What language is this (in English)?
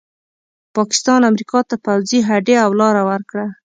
Pashto